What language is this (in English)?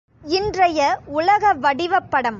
Tamil